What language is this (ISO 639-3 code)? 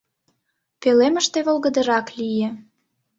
chm